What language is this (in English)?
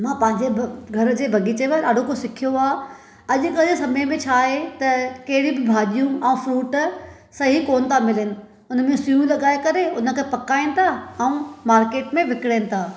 Sindhi